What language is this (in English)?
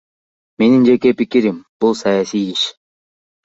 Kyrgyz